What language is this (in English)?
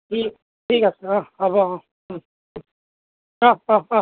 Assamese